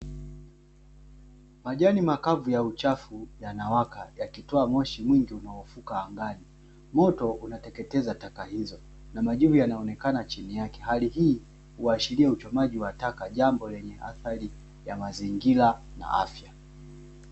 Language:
Swahili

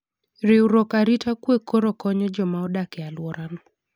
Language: Luo (Kenya and Tanzania)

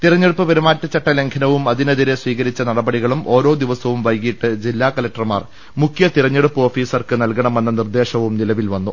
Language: Malayalam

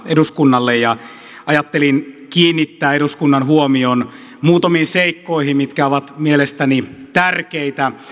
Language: Finnish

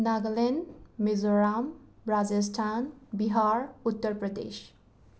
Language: Manipuri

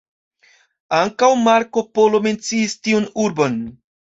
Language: Esperanto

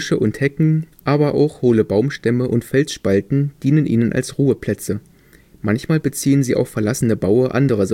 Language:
German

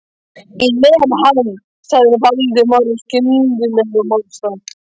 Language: Icelandic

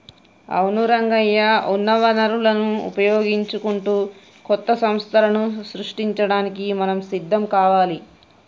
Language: Telugu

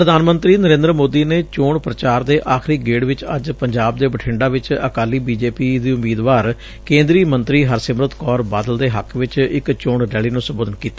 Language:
Punjabi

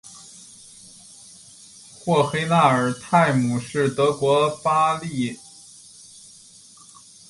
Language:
Chinese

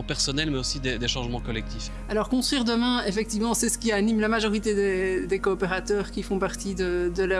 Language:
French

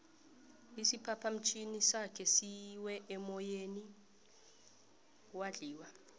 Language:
South Ndebele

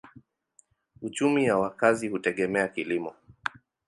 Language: Swahili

